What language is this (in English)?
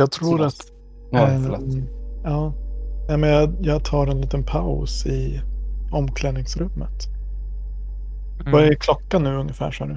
Swedish